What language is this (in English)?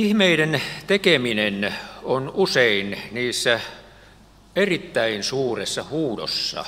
Finnish